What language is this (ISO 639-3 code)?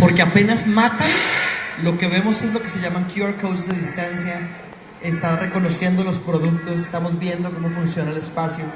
spa